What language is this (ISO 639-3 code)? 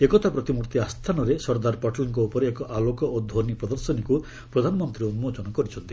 ori